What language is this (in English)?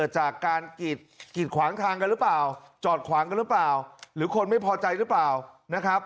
Thai